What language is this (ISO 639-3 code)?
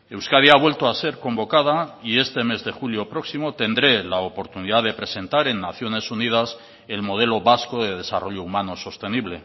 spa